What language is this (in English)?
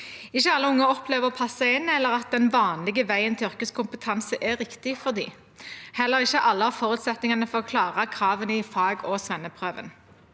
Norwegian